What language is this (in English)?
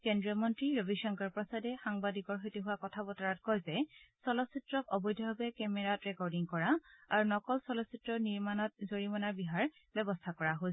Assamese